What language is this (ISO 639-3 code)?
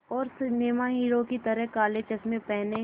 hin